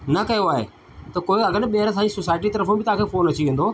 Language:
Sindhi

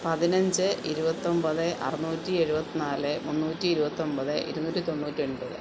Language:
Malayalam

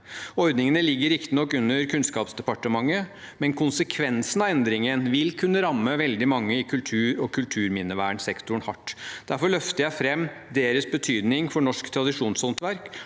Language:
Norwegian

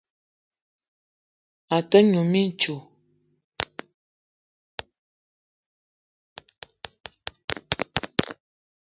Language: Eton (Cameroon)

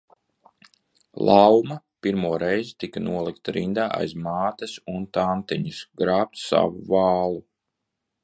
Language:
Latvian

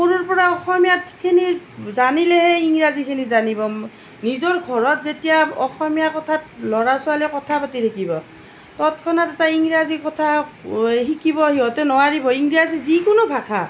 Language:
Assamese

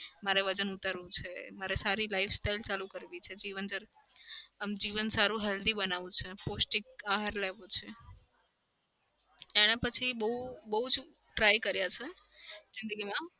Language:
Gujarati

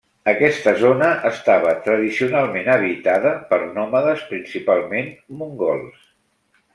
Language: Catalan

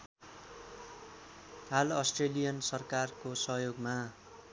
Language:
Nepali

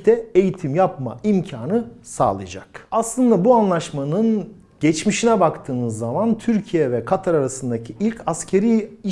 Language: Turkish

